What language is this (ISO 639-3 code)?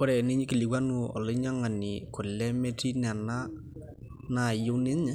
mas